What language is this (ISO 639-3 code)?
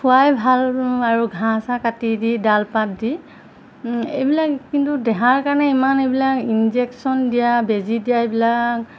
asm